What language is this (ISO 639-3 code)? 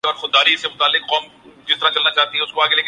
urd